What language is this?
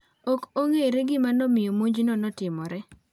Luo (Kenya and Tanzania)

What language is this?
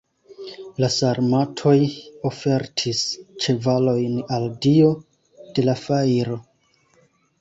Esperanto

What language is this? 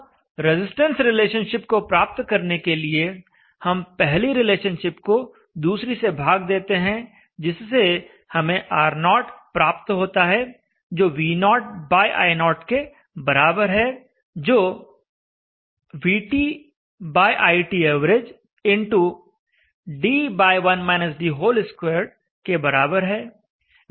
Hindi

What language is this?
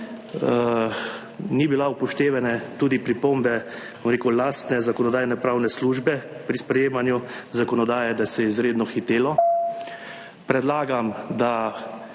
Slovenian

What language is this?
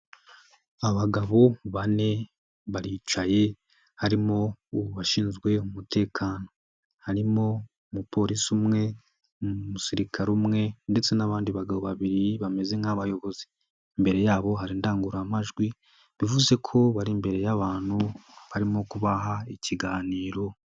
Kinyarwanda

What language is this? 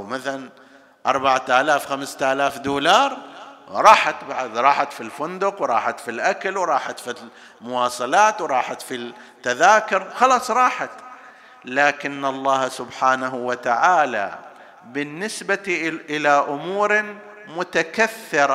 Arabic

